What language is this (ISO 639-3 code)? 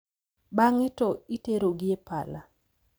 luo